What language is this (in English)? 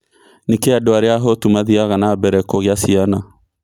Kikuyu